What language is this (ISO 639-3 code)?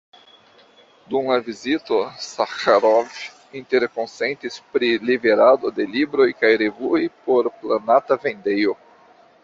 epo